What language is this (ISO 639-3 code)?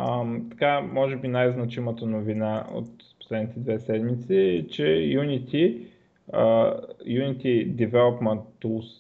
bul